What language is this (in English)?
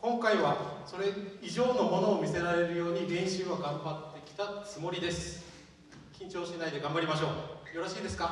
Japanese